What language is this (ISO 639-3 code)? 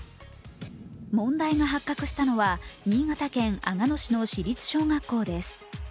jpn